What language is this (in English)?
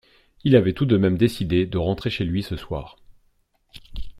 French